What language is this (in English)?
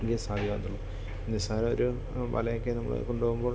Malayalam